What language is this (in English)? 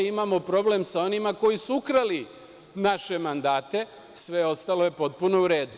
Serbian